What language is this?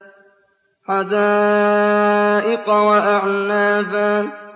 Arabic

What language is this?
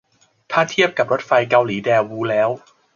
Thai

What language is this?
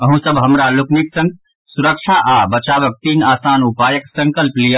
Maithili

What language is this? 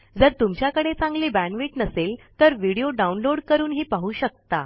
Marathi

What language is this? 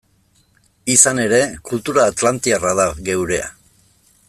Basque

